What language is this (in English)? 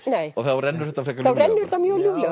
Icelandic